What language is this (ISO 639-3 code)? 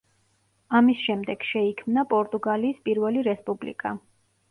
kat